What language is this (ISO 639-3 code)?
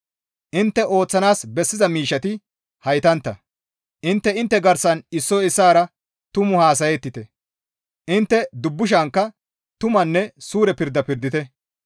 gmv